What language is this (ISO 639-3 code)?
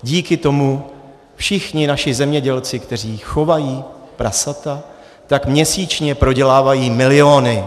ces